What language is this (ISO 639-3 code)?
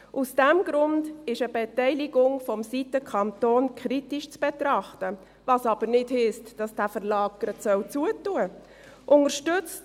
gsw